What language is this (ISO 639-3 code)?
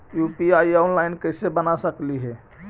mag